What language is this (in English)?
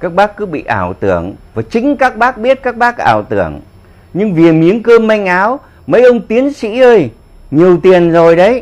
Vietnamese